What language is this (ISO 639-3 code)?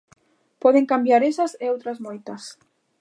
glg